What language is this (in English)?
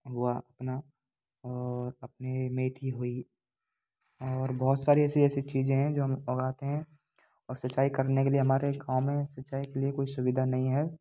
Hindi